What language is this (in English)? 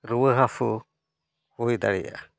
Santali